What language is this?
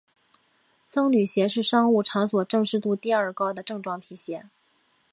Chinese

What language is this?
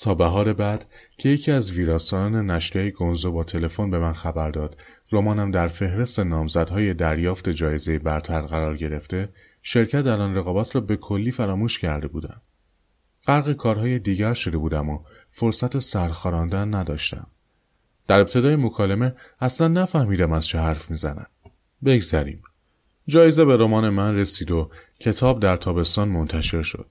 Persian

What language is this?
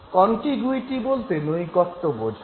Bangla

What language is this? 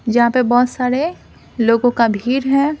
Hindi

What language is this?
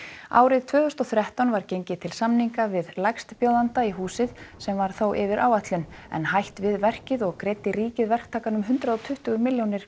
Icelandic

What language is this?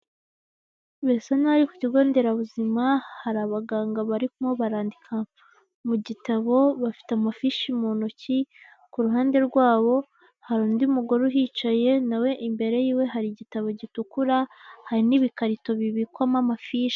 Kinyarwanda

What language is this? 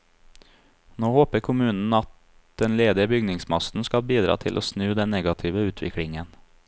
Norwegian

